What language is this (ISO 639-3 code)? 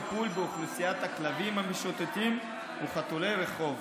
heb